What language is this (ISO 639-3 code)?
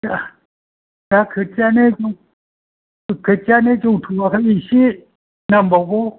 brx